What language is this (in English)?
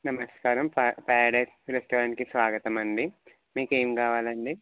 Telugu